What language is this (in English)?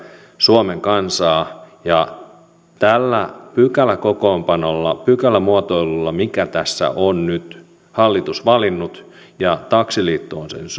Finnish